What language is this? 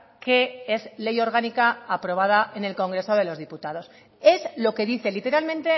Spanish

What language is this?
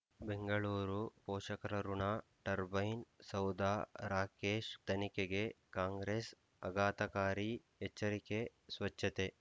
Kannada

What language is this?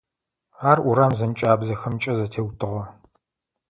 Adyghe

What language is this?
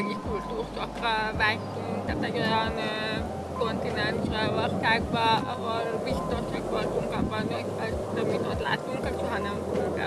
Hungarian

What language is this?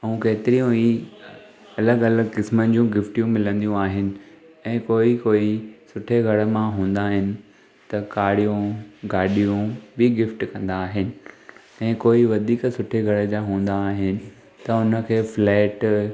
Sindhi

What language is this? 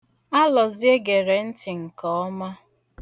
Igbo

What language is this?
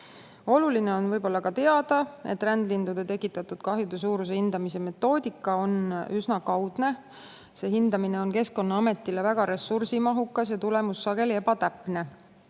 Estonian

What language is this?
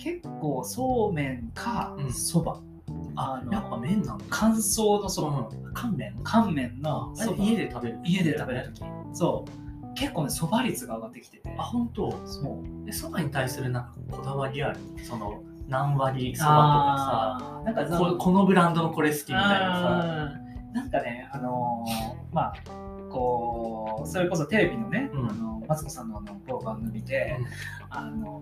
Japanese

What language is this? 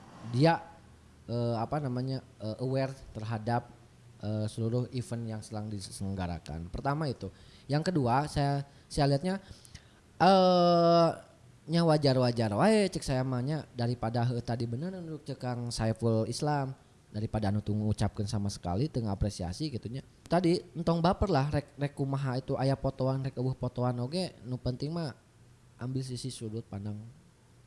Indonesian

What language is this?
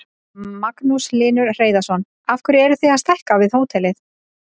Icelandic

